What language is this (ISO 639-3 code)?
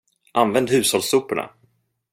swe